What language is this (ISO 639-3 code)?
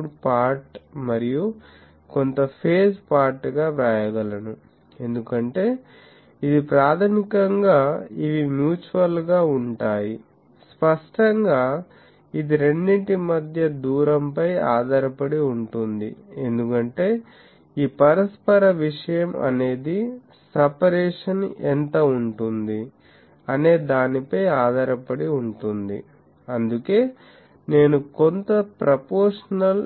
tel